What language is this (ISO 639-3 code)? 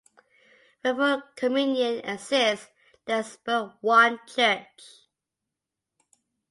eng